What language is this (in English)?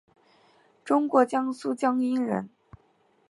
Chinese